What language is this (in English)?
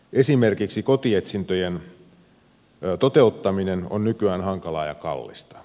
Finnish